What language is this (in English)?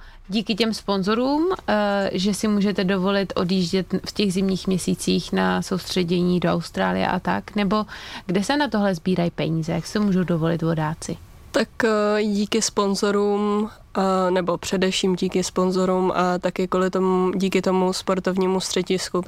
Czech